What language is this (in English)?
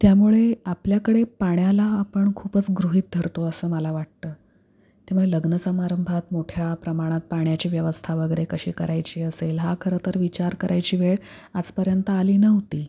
Marathi